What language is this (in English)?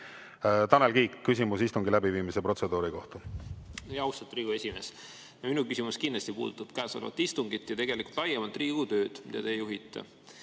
Estonian